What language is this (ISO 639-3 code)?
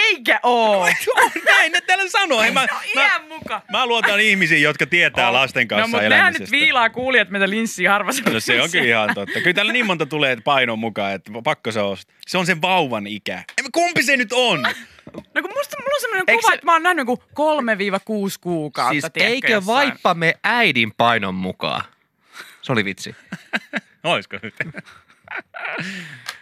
fin